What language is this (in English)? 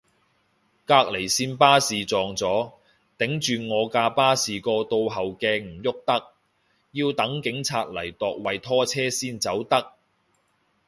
Cantonese